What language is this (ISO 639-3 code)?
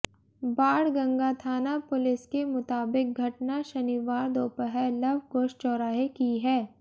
hin